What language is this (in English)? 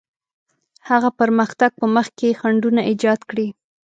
Pashto